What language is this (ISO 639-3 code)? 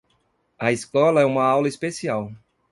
por